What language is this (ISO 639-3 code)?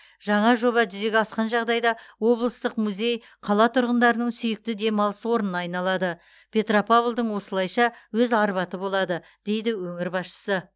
kaz